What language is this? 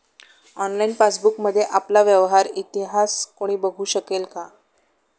Marathi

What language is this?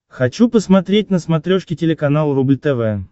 Russian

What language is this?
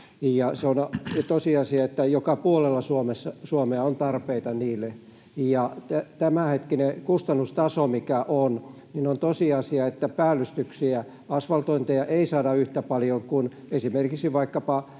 Finnish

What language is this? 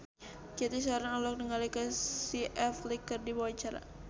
Sundanese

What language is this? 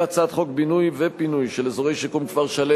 Hebrew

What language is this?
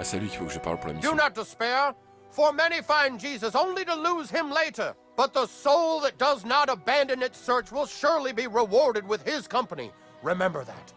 French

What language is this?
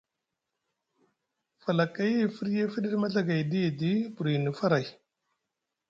Musgu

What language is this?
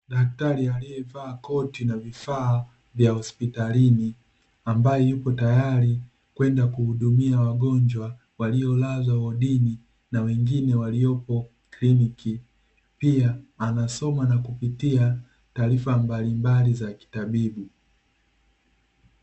Swahili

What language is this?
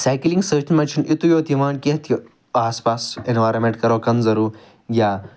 Kashmiri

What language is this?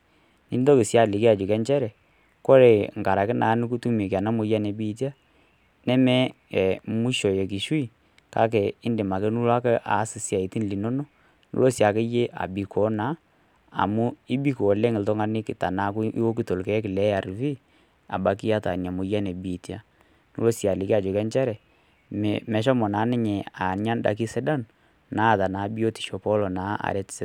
Masai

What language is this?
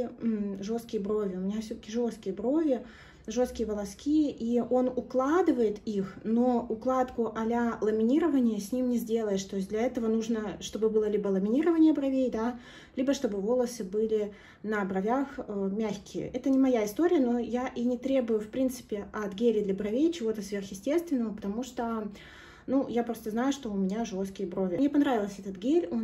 Russian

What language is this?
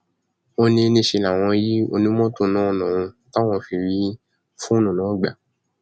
Yoruba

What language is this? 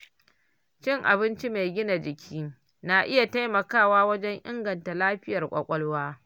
Hausa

